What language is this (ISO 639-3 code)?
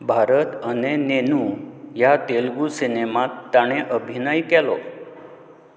kok